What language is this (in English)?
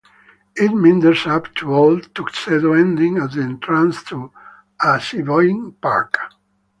English